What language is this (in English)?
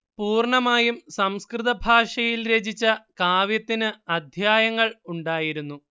Malayalam